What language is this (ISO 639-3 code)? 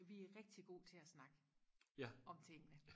dan